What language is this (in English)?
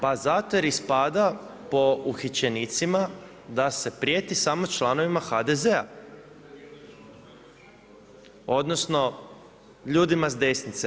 Croatian